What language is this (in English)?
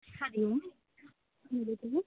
Sanskrit